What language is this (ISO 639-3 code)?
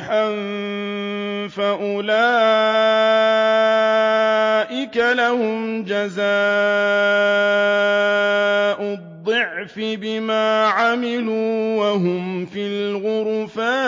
ara